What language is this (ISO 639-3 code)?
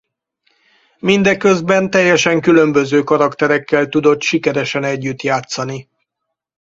hun